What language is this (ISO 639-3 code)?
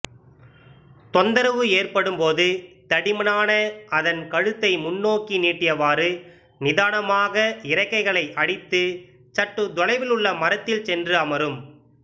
tam